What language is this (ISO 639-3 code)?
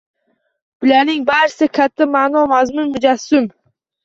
uzb